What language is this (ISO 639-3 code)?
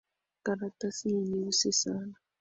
swa